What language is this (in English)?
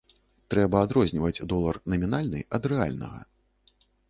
Belarusian